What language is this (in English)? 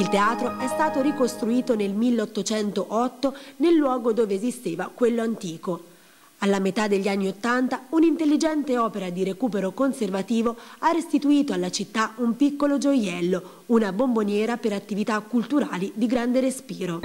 Italian